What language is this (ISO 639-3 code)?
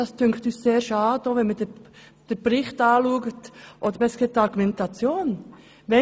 gsw